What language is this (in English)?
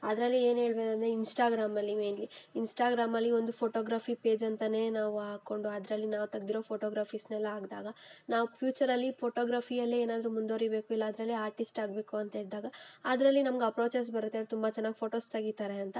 Kannada